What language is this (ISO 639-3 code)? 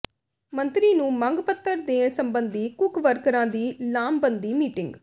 pan